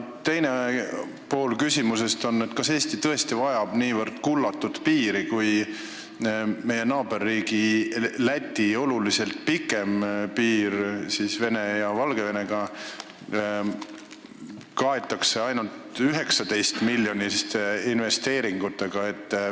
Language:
Estonian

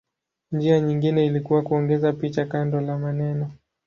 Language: Swahili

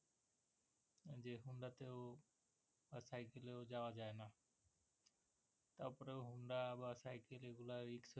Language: Bangla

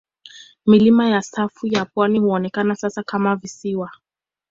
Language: Swahili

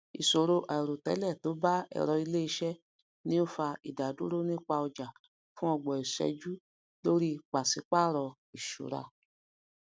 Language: Yoruba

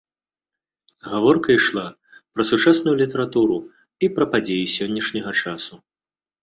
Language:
Belarusian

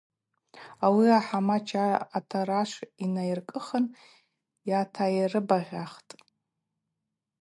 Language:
Abaza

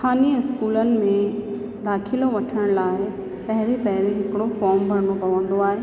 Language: Sindhi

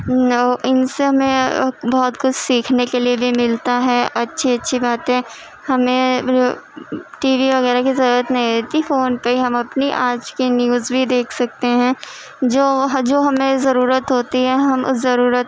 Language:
Urdu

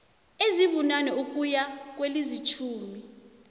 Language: South Ndebele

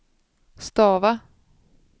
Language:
Swedish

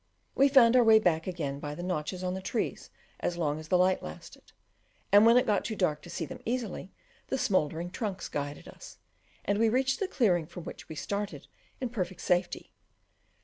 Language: English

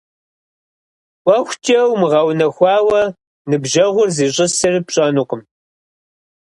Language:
Kabardian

